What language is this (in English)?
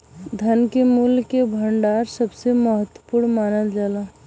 Bhojpuri